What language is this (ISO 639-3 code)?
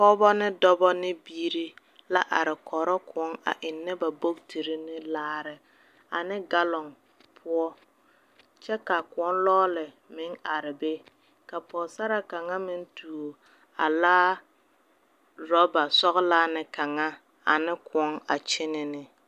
dga